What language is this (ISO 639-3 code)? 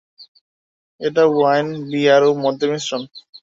ben